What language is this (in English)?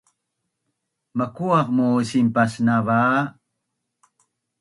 Bunun